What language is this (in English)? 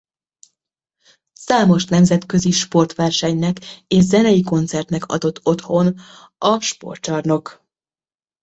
Hungarian